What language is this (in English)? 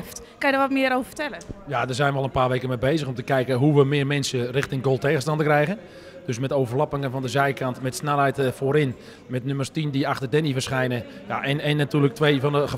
Dutch